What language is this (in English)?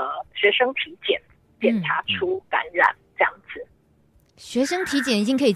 Chinese